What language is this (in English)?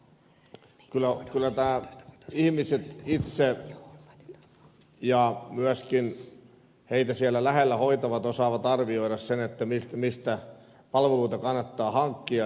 Finnish